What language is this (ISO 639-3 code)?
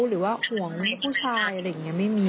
tha